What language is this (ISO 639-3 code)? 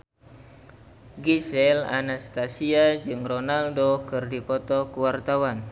sun